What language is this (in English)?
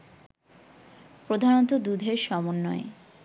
Bangla